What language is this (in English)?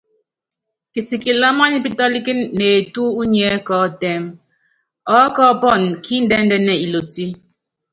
Yangben